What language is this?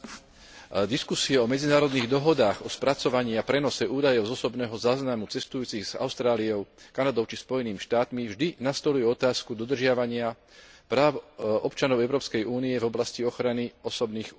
Slovak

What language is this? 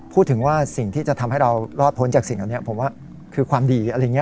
Thai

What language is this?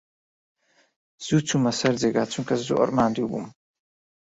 Central Kurdish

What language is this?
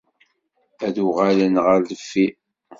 Kabyle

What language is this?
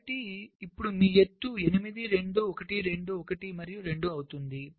Telugu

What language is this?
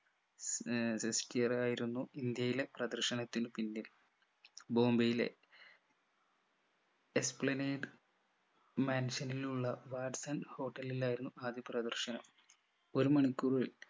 Malayalam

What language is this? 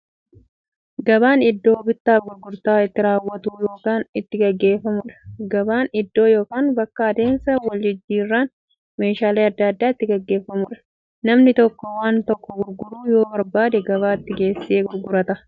Oromo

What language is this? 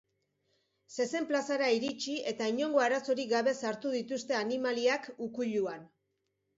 Basque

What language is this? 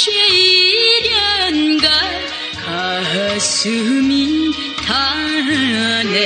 Korean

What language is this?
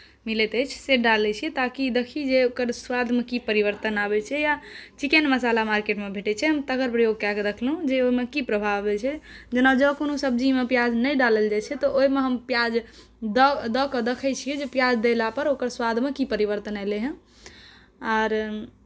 Maithili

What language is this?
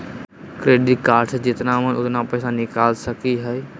Magahi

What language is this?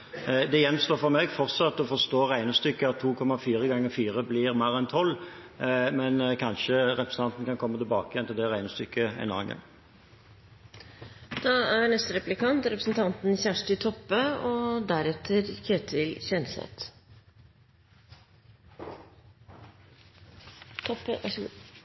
Norwegian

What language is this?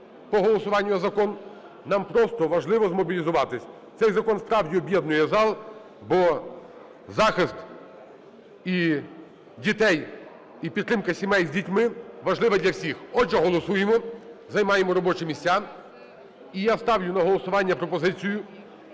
Ukrainian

